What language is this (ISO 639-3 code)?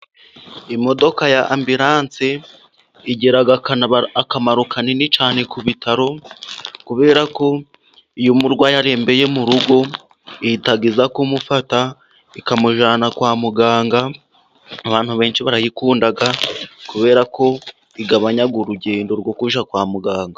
kin